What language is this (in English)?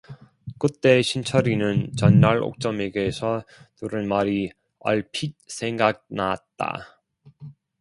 Korean